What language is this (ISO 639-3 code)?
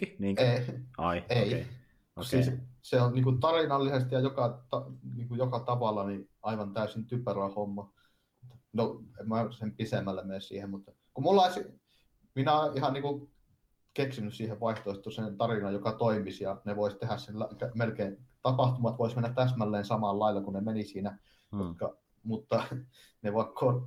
fin